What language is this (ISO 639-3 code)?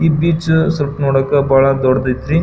kan